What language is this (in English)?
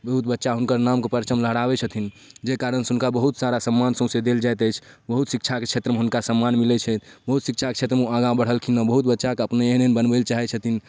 Maithili